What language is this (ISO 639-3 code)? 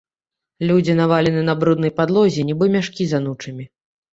bel